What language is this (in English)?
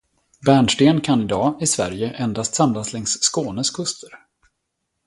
Swedish